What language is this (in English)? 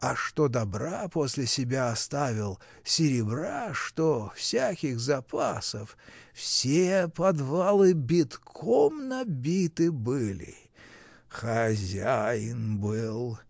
Russian